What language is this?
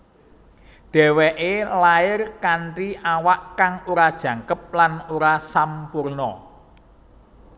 Javanese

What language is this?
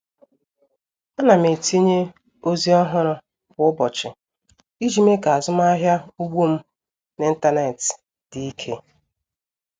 Igbo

